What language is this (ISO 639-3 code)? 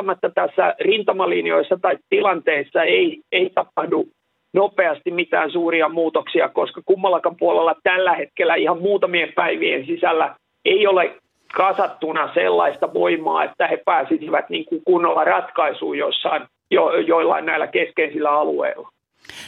fin